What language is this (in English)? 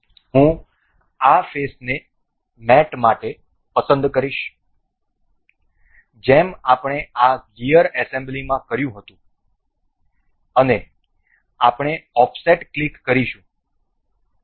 Gujarati